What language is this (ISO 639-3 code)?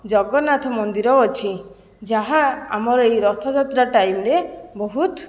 ori